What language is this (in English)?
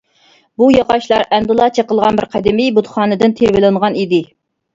Uyghur